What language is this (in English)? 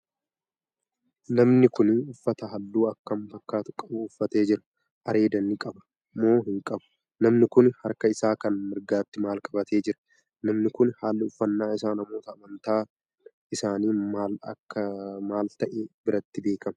Oromo